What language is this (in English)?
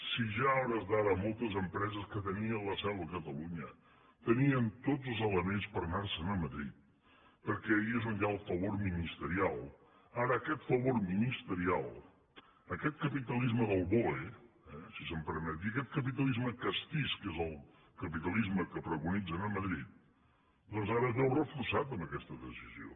Catalan